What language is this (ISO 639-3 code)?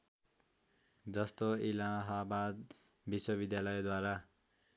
nep